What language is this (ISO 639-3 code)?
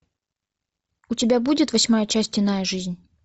rus